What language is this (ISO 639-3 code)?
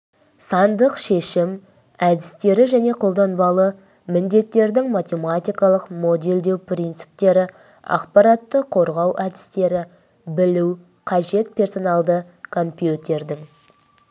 kaz